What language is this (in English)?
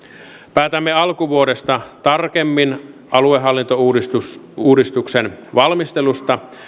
Finnish